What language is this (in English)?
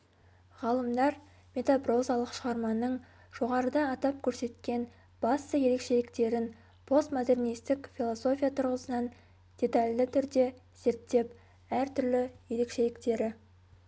Kazakh